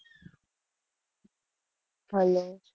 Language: Gujarati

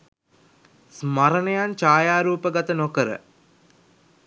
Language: Sinhala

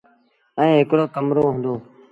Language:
Sindhi Bhil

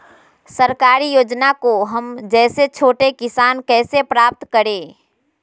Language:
Magahi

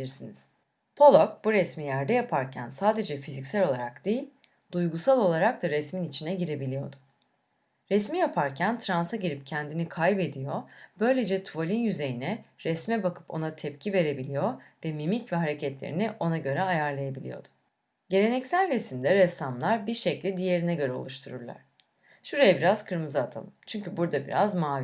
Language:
Turkish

